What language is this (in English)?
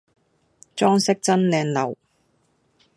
Cantonese